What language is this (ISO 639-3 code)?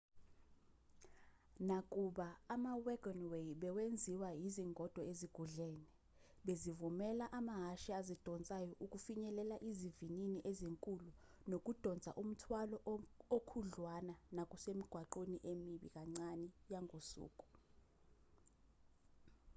zul